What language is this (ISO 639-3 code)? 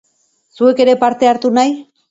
eus